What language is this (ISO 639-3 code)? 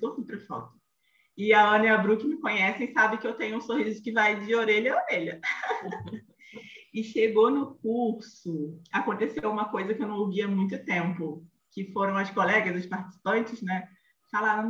por